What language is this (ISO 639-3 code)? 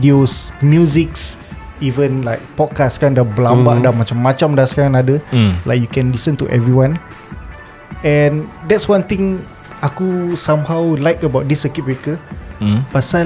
msa